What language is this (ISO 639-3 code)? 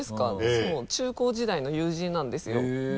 jpn